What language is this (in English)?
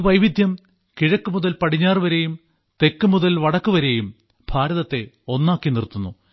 Malayalam